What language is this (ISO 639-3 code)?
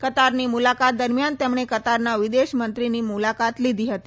guj